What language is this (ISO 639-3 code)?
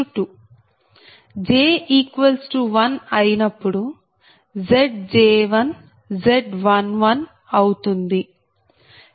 tel